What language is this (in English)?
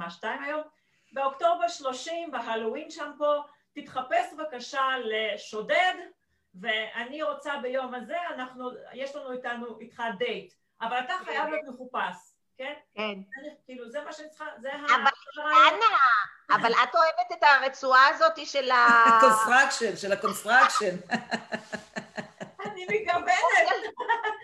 Hebrew